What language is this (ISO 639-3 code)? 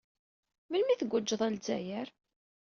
kab